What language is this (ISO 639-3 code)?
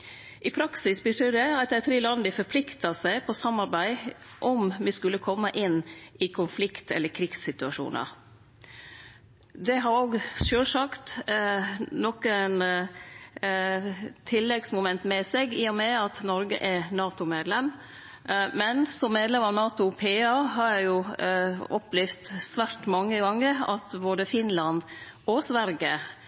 nno